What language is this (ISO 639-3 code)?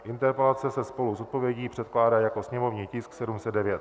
ces